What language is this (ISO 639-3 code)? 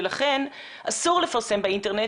heb